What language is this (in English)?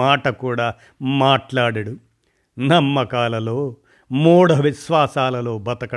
Telugu